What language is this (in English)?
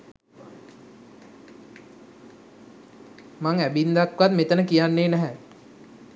Sinhala